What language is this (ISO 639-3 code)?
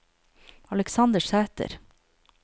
nor